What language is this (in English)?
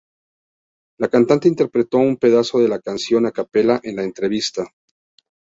Spanish